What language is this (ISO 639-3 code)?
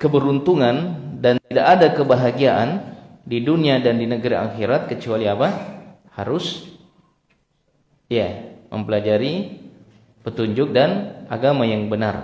ind